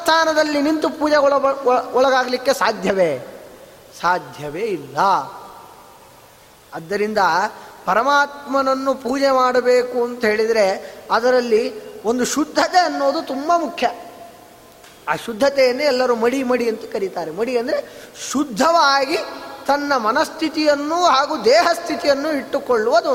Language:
Kannada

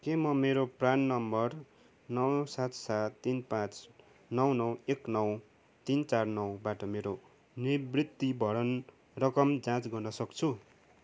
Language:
Nepali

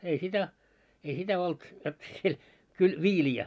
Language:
Finnish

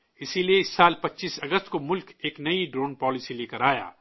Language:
Urdu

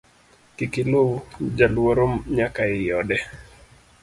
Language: Luo (Kenya and Tanzania)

